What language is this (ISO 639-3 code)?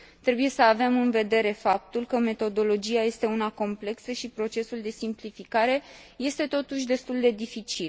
ron